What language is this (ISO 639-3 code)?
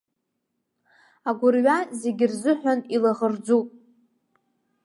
abk